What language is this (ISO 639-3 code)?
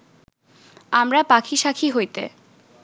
ben